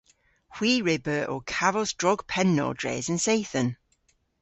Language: Cornish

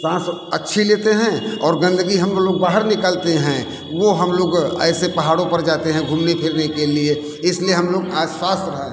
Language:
Hindi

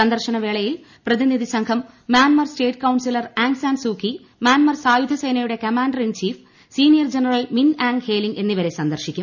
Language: Malayalam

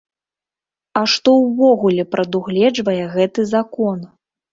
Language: Belarusian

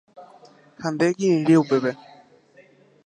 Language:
Guarani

